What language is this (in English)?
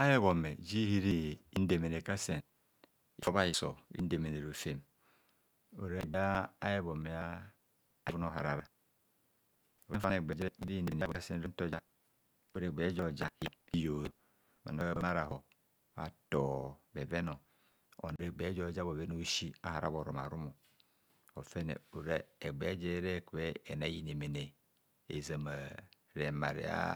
Kohumono